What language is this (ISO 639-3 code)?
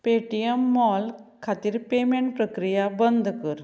kok